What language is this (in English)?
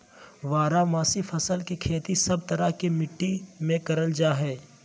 Magahi